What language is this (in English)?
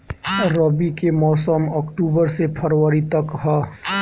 Bhojpuri